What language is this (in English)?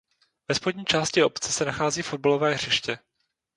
Czech